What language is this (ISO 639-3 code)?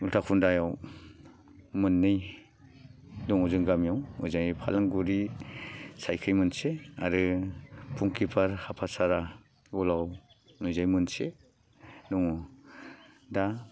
brx